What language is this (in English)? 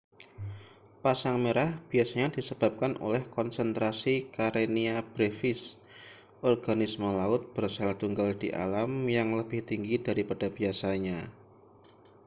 Indonesian